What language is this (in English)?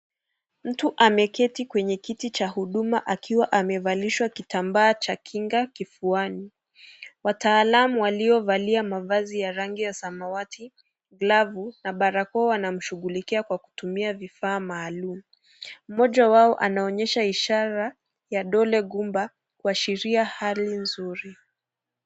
Swahili